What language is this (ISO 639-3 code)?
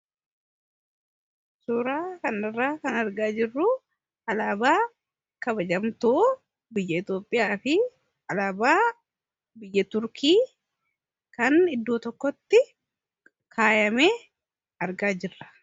orm